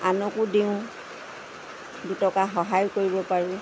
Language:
Assamese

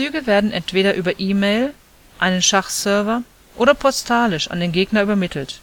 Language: German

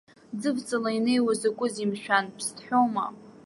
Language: Abkhazian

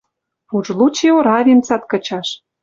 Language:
Western Mari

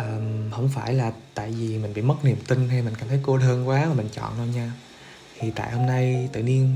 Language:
Vietnamese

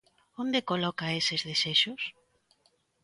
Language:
Galician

